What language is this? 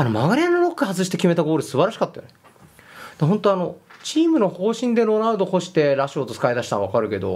Japanese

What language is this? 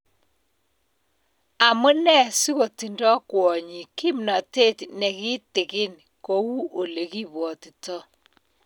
Kalenjin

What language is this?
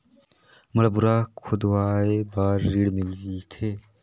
Chhattisgarhi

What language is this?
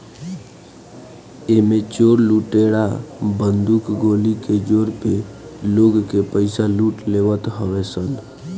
Bhojpuri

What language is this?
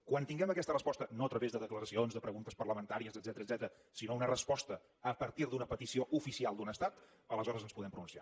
Catalan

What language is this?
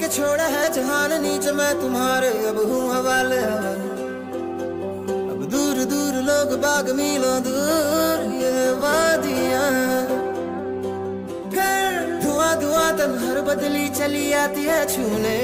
Hindi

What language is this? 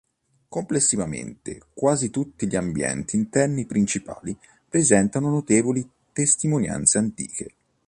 Italian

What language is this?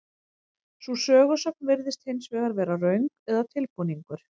Icelandic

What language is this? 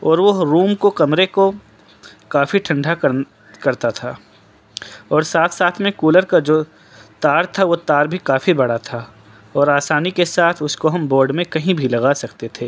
Urdu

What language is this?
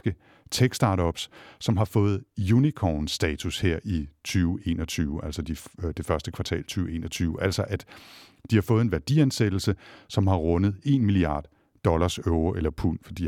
Danish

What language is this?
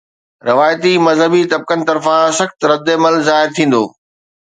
Sindhi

